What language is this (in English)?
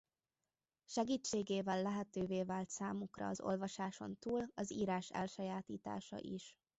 Hungarian